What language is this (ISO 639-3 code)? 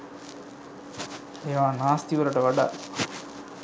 sin